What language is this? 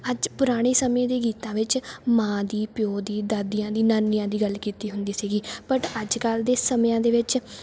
Punjabi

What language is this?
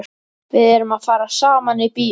Icelandic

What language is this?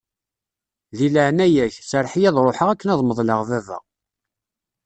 Kabyle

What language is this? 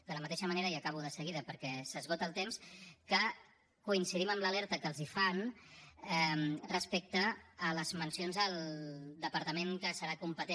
Catalan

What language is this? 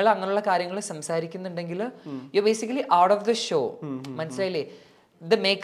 Malayalam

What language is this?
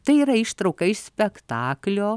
Lithuanian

